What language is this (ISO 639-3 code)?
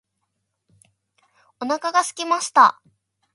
jpn